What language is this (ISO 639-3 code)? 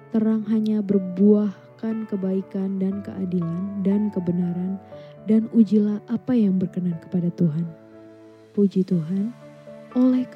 ind